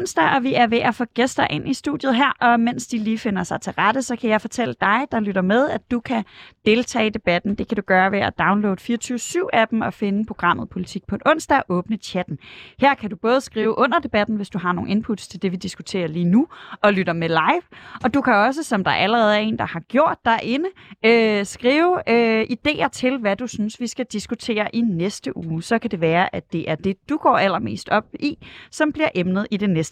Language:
Danish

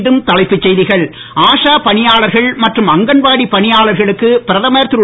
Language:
Tamil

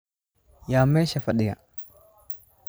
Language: Somali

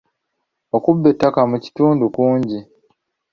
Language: Ganda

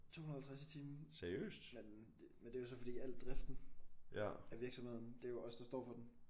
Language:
Danish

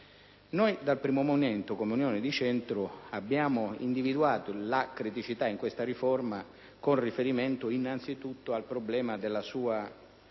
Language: Italian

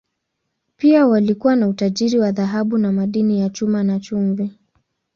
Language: Swahili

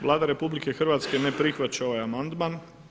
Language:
Croatian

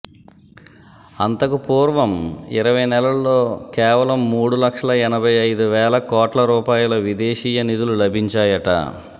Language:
Telugu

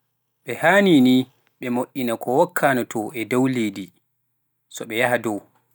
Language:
Pular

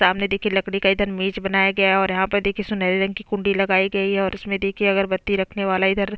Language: Hindi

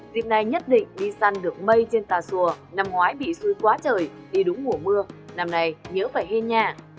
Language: Vietnamese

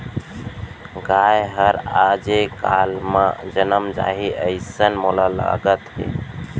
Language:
Chhattisgarhi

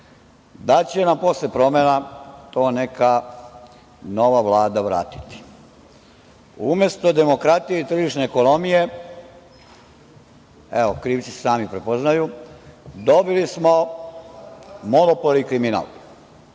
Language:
Serbian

